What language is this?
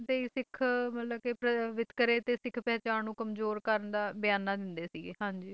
Punjabi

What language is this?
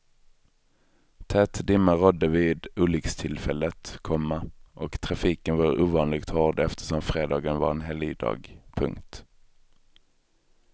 Swedish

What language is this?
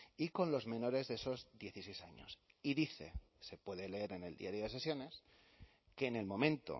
Spanish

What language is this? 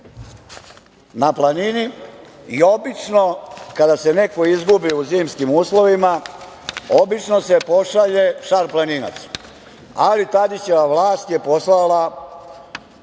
Serbian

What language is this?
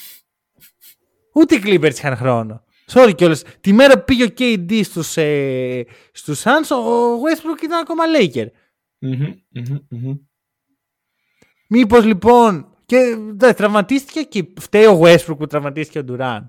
Greek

